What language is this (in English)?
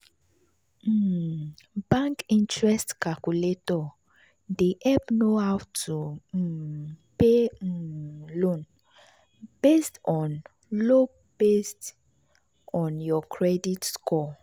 Nigerian Pidgin